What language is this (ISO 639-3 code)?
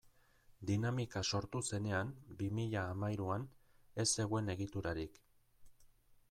eus